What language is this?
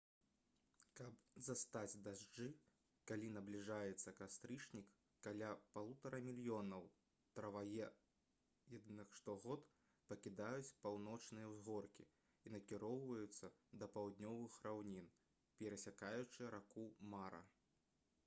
Belarusian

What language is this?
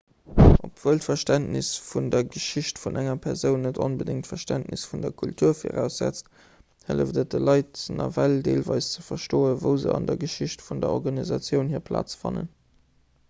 Luxembourgish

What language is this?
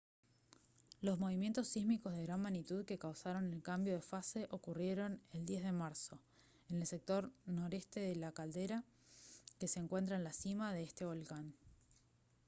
Spanish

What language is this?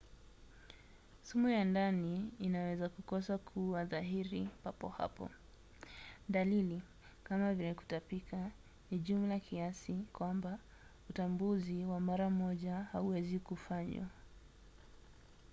Swahili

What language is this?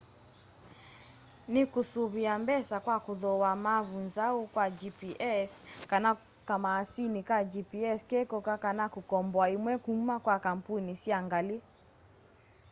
Kamba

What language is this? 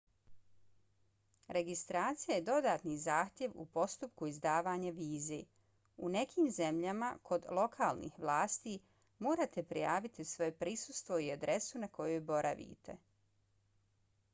Bosnian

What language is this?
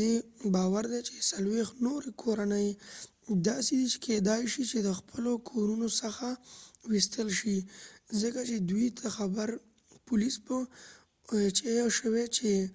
Pashto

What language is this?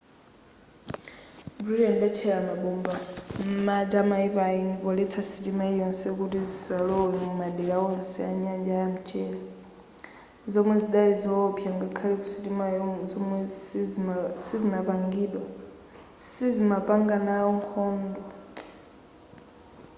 Nyanja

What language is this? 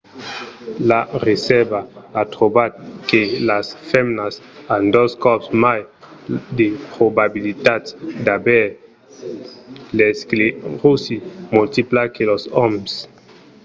Occitan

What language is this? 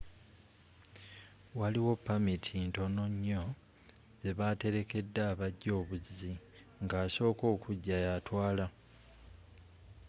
Ganda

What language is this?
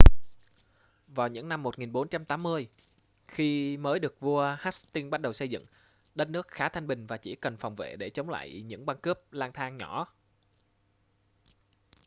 Vietnamese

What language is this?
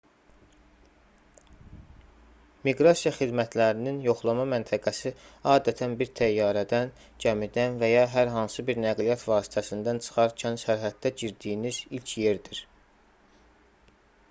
Azerbaijani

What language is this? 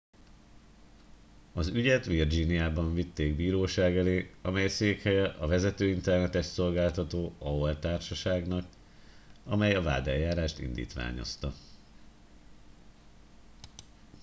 Hungarian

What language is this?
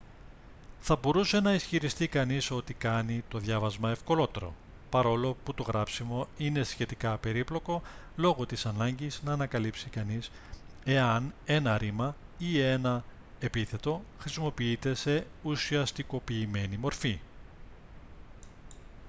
Greek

